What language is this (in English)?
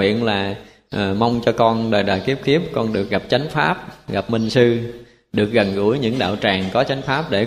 Vietnamese